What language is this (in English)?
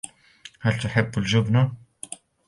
Arabic